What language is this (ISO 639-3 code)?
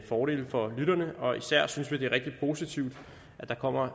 dan